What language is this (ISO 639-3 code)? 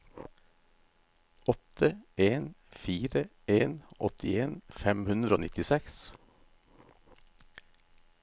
nor